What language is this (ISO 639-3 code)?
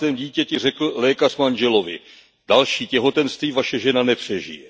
ces